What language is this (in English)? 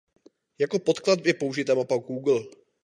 Czech